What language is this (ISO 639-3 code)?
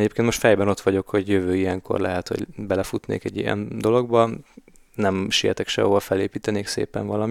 hun